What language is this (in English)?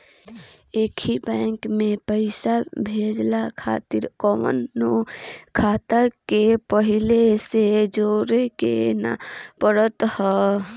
Bhojpuri